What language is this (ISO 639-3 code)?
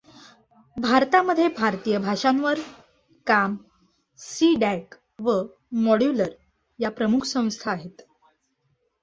mar